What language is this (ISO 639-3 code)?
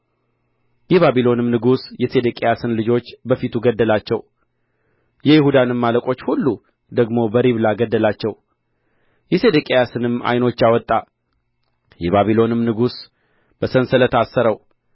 amh